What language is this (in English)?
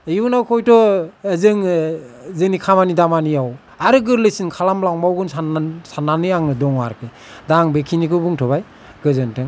Bodo